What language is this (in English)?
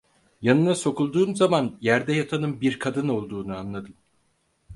Turkish